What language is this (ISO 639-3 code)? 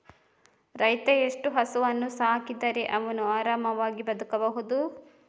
kan